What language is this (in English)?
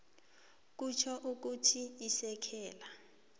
South Ndebele